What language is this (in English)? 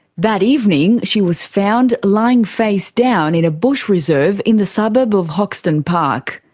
English